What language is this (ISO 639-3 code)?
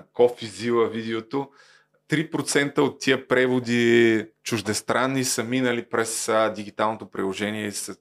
bul